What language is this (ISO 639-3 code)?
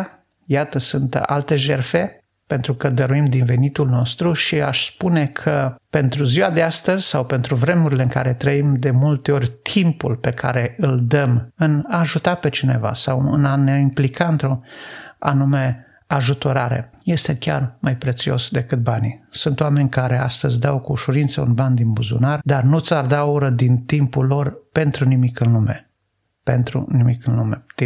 ron